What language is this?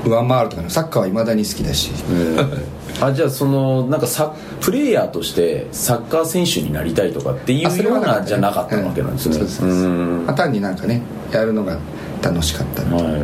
Japanese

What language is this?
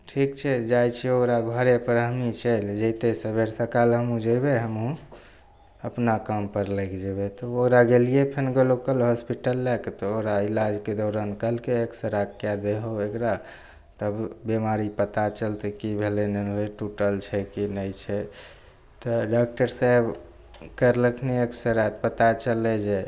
Maithili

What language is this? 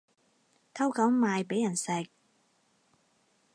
Cantonese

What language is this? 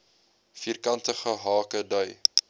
Afrikaans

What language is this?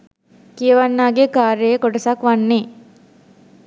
Sinhala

